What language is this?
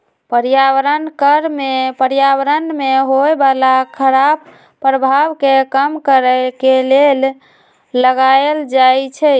Magahi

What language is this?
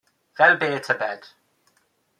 Welsh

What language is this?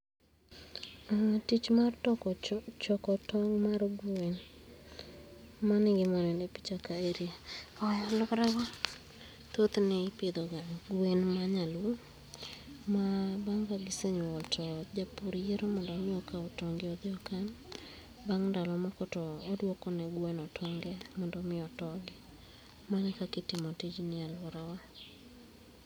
Luo (Kenya and Tanzania)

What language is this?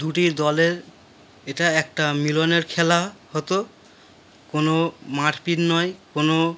Bangla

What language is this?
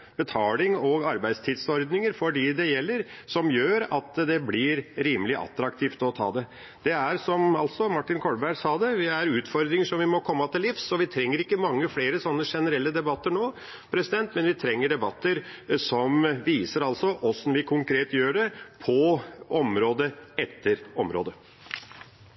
Norwegian Bokmål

